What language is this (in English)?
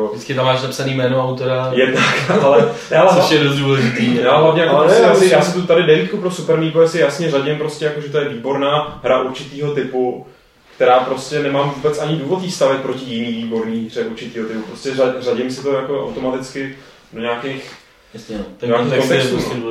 Czech